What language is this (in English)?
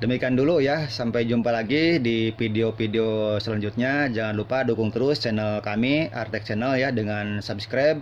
Indonesian